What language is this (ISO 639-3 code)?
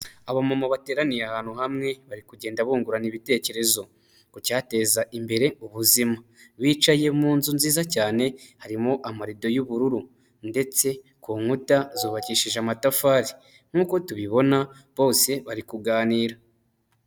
kin